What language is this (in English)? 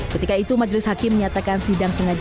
Indonesian